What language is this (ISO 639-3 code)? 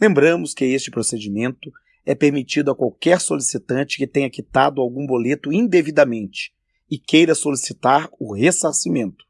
por